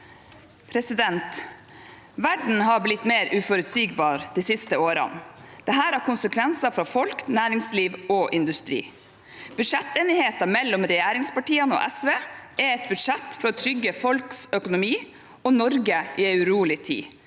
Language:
Norwegian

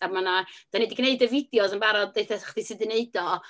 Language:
Welsh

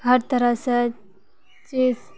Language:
Maithili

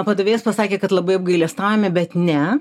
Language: Lithuanian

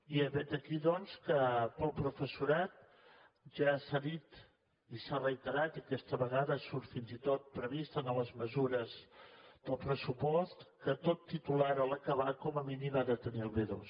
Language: Catalan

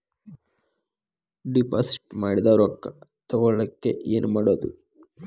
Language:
Kannada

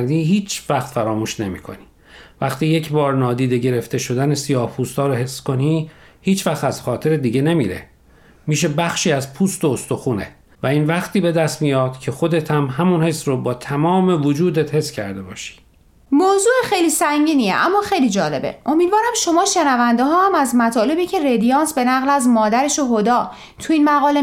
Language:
Persian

